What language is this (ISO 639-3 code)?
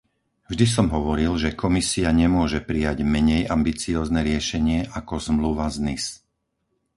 slk